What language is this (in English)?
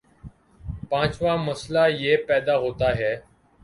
Urdu